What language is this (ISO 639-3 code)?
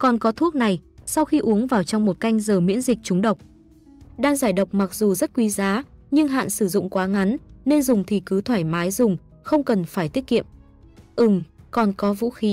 vie